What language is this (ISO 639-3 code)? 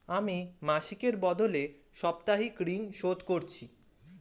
ben